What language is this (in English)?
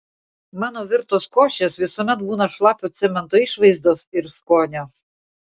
Lithuanian